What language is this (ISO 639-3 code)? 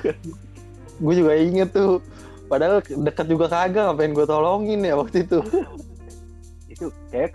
ind